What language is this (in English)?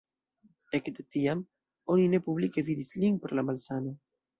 Esperanto